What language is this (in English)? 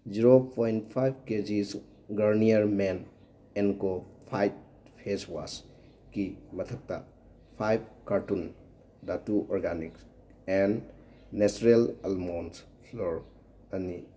Manipuri